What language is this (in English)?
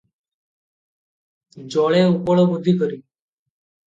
Odia